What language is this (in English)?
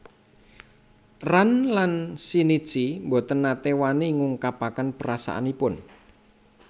Javanese